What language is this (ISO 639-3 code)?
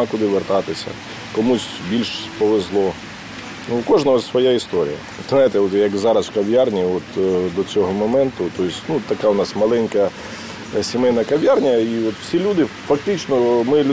ukr